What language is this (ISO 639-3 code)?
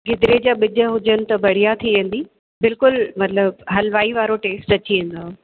snd